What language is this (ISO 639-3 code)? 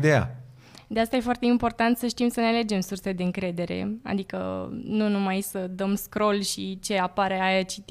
ron